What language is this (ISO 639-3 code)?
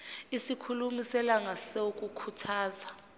zul